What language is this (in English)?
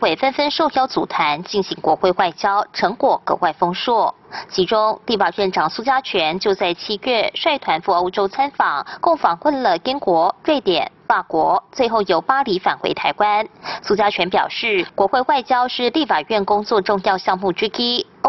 Chinese